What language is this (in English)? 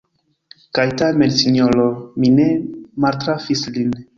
Esperanto